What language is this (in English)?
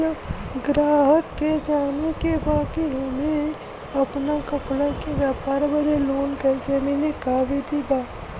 Bhojpuri